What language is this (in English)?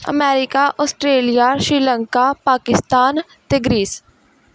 Punjabi